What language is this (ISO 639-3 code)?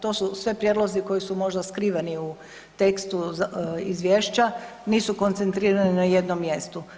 hrv